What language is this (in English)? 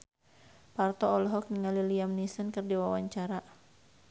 Sundanese